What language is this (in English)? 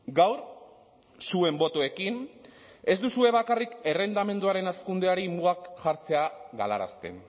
Basque